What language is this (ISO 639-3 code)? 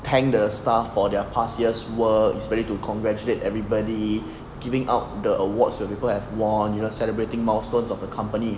eng